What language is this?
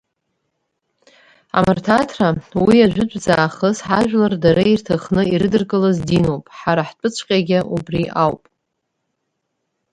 Abkhazian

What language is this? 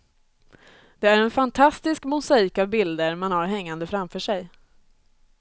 Swedish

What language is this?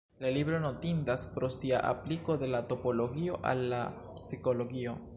Esperanto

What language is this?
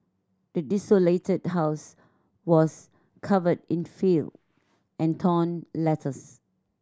English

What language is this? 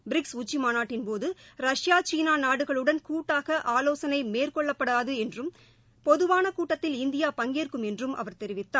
Tamil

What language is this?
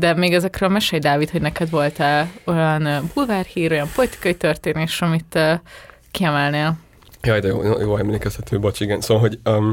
Hungarian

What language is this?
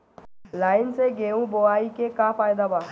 Bhojpuri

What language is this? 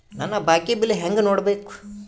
Kannada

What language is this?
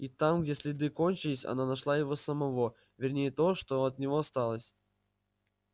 Russian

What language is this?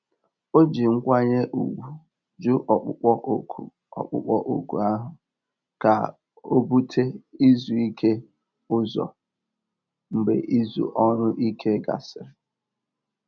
Igbo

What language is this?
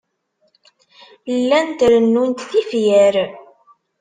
Kabyle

